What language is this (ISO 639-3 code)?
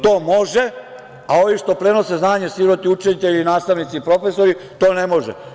srp